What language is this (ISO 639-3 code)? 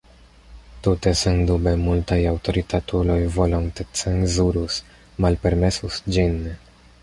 epo